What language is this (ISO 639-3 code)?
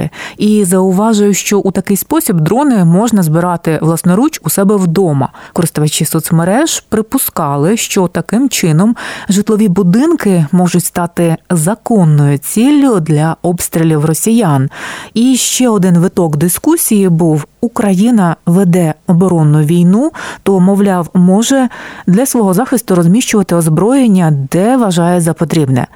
ukr